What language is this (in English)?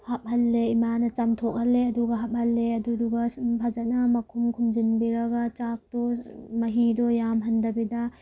Manipuri